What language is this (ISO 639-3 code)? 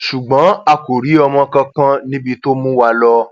yor